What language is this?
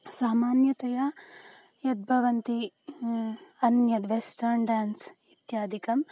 Sanskrit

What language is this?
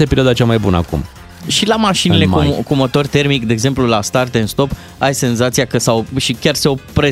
Romanian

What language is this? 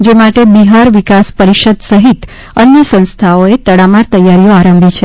Gujarati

